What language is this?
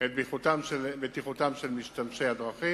Hebrew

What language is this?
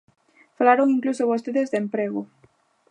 Galician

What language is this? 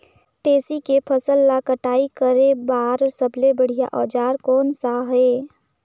Chhattisgarhi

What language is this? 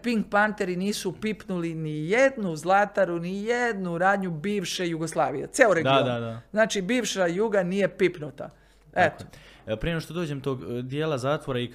Croatian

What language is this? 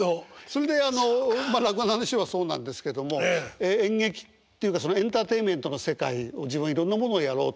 Japanese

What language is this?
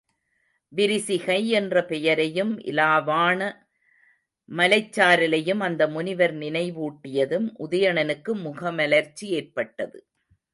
Tamil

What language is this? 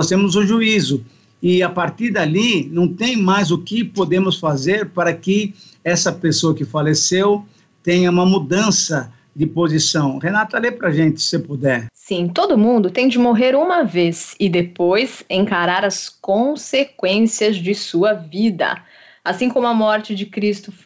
Portuguese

